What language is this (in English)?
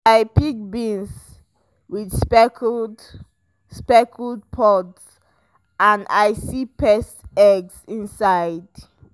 Nigerian Pidgin